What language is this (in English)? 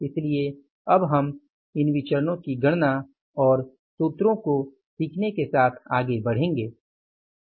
Hindi